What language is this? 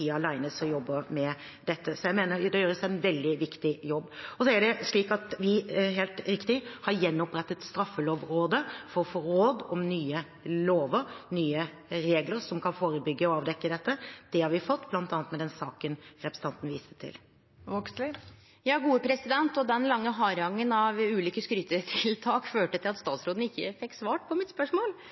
Norwegian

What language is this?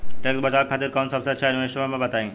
Bhojpuri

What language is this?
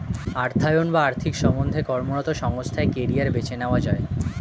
Bangla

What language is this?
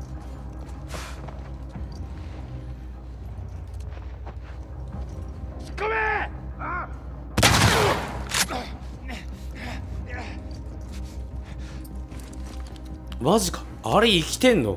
Japanese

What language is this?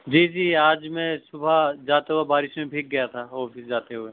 Urdu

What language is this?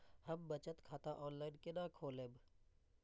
Maithili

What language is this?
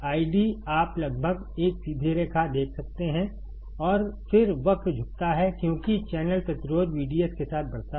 Hindi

